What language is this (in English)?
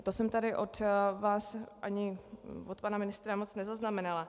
Czech